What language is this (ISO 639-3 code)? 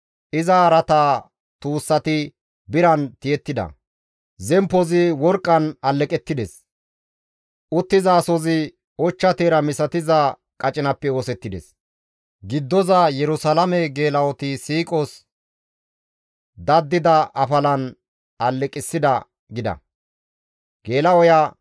gmv